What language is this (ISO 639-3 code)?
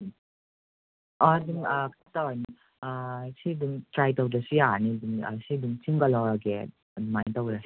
mni